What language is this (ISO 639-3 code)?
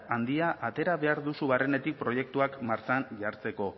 eus